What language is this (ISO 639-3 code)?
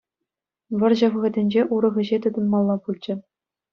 chv